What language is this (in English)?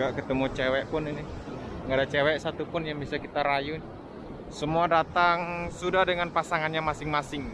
Indonesian